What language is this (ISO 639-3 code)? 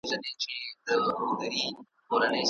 pus